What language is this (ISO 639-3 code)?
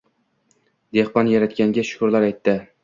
uzb